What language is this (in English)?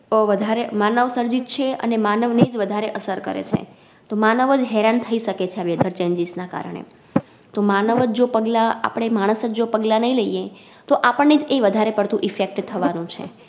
Gujarati